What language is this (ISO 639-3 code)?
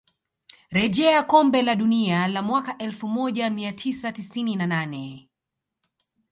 swa